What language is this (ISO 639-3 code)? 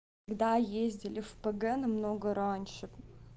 rus